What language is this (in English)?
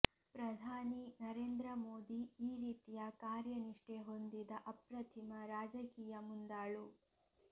Kannada